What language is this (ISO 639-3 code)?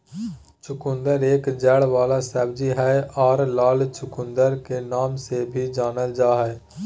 mag